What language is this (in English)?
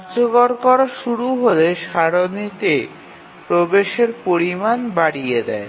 Bangla